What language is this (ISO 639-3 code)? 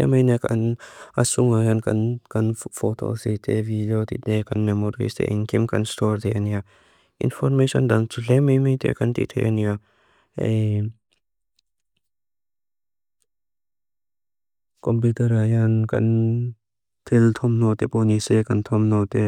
lus